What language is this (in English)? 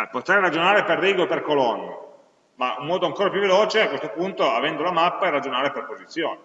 Italian